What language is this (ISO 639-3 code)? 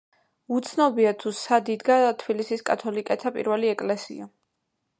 kat